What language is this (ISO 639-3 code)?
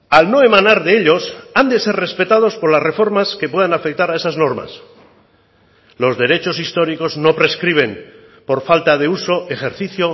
spa